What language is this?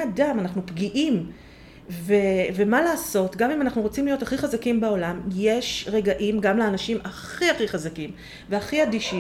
Hebrew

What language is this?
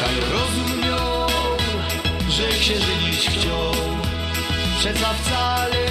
Polish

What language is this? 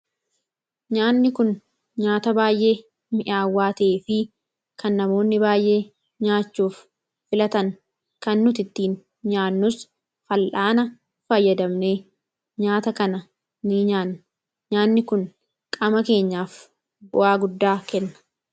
Oromo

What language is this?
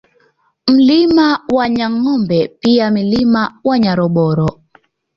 Swahili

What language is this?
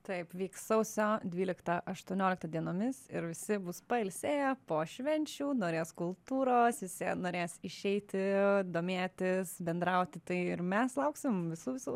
Lithuanian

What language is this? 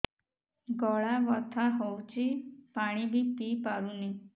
Odia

